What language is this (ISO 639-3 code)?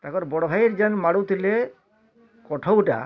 ori